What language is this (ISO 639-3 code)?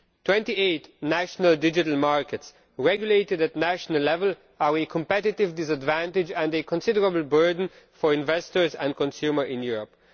eng